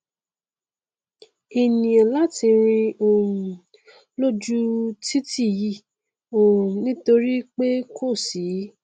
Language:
Yoruba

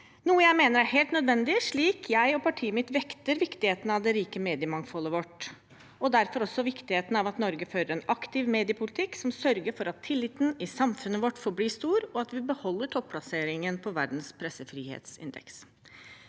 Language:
Norwegian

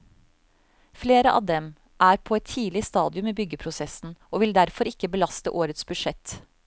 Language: Norwegian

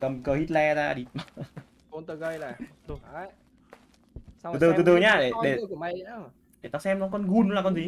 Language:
Vietnamese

